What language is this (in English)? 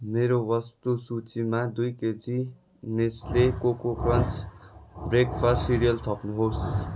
Nepali